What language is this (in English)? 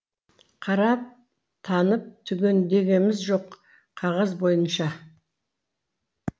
Kazakh